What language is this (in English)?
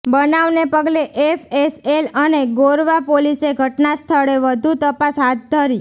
Gujarati